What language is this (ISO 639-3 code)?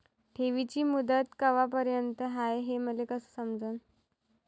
mar